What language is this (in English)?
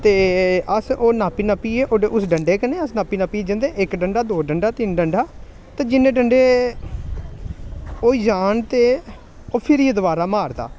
Dogri